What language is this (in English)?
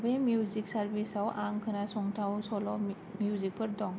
Bodo